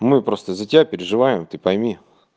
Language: Russian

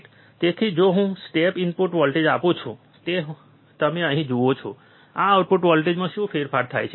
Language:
Gujarati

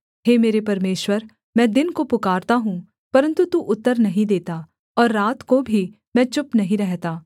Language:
Hindi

